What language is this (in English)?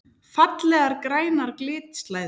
Icelandic